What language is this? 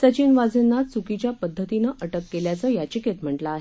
Marathi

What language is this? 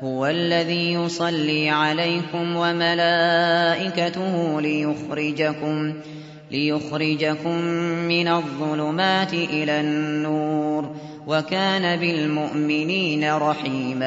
Arabic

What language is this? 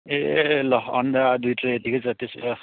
Nepali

